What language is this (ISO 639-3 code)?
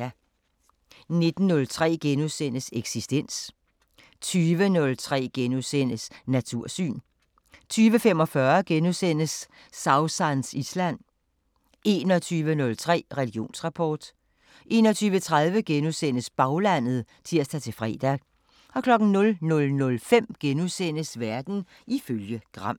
dan